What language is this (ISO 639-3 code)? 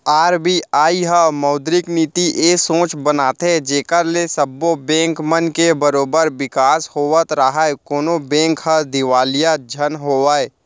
hne